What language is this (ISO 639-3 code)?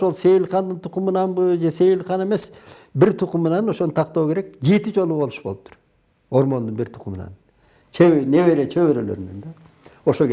tur